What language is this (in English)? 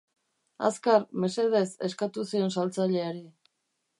Basque